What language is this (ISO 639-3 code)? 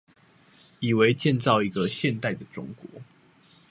zho